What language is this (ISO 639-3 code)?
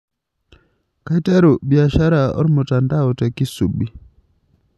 mas